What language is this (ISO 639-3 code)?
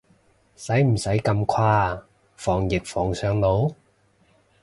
yue